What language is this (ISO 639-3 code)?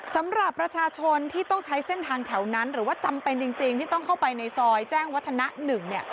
tha